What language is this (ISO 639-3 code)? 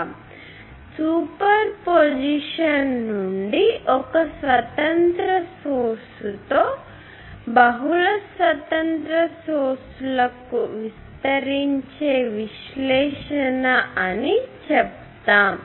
tel